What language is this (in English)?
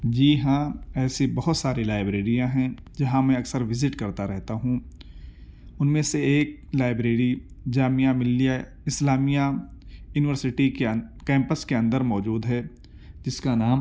Urdu